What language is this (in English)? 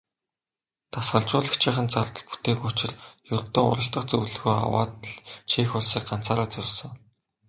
Mongolian